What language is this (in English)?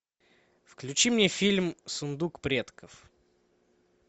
Russian